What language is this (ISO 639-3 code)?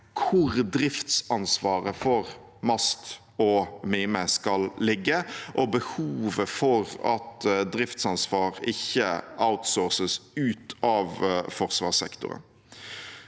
nor